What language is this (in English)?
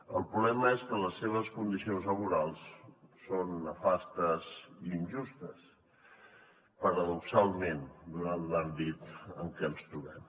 Catalan